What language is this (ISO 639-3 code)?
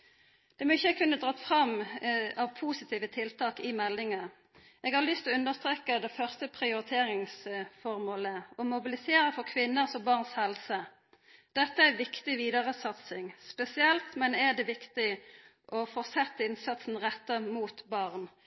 nno